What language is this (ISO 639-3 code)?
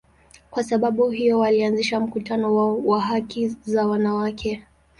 swa